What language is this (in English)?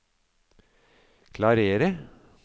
Norwegian